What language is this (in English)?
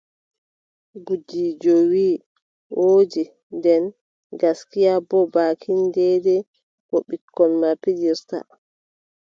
Adamawa Fulfulde